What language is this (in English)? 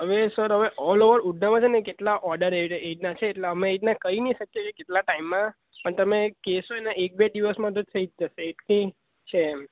Gujarati